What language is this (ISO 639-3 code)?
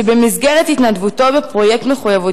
heb